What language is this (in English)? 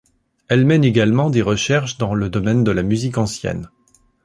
French